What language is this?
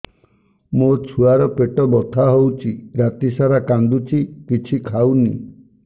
Odia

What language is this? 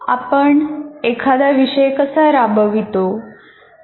Marathi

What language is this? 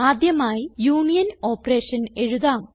Malayalam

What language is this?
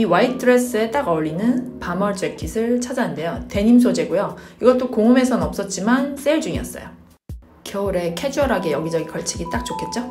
Korean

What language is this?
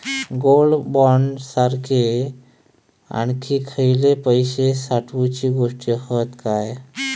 Marathi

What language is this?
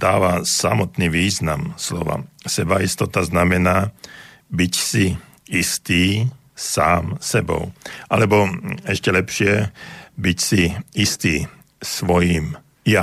Slovak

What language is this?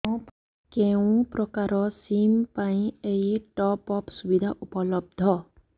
Odia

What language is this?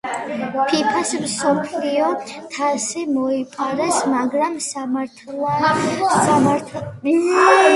Georgian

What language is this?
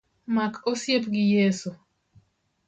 Luo (Kenya and Tanzania)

